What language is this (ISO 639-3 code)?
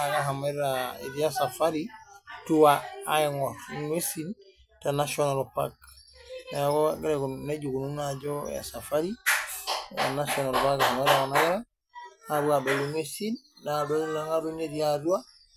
mas